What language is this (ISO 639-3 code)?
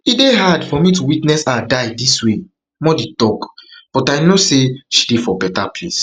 pcm